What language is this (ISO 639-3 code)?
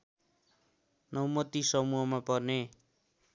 nep